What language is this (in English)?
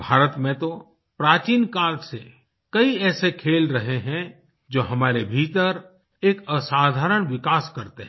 Hindi